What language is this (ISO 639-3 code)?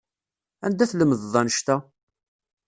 kab